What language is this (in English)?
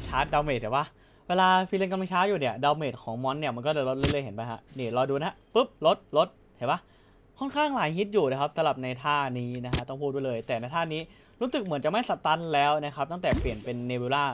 Thai